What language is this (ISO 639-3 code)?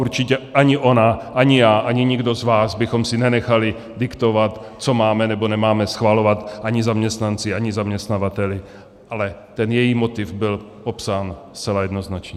ces